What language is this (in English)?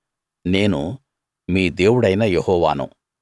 Telugu